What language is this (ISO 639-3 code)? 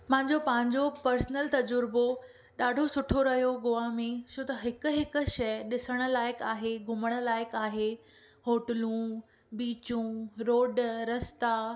snd